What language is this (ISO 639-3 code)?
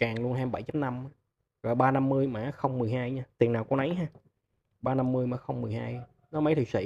vie